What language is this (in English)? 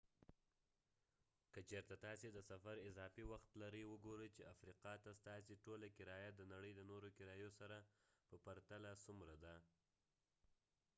Pashto